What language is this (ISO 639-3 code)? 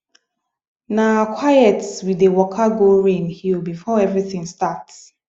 pcm